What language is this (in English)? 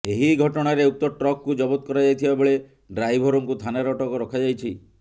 Odia